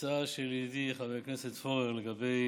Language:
Hebrew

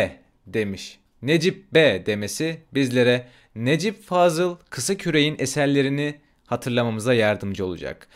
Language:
Turkish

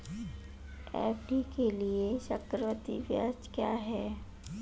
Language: Hindi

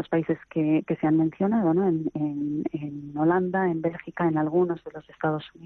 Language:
Spanish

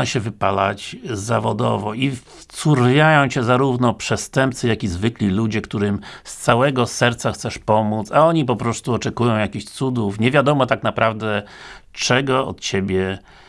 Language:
Polish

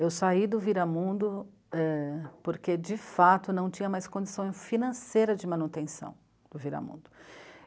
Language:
Portuguese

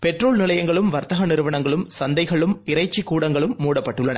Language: Tamil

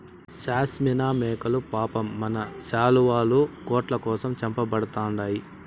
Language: Telugu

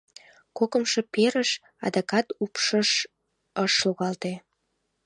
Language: Mari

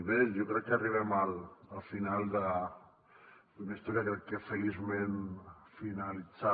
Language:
Catalan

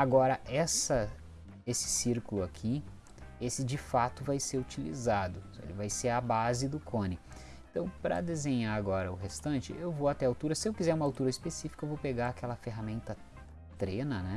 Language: Portuguese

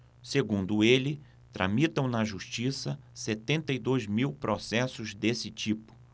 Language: Portuguese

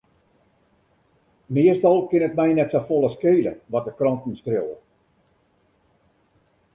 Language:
Western Frisian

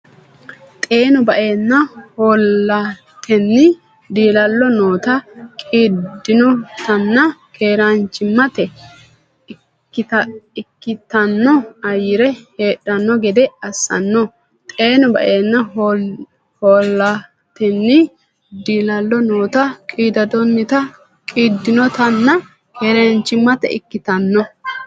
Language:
Sidamo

